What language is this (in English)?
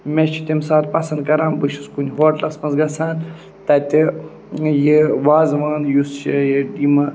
Kashmiri